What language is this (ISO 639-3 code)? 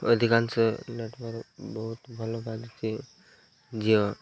ori